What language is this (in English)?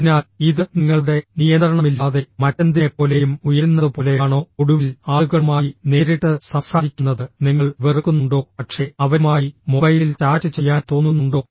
Malayalam